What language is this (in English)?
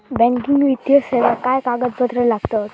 Marathi